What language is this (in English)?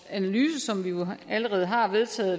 Danish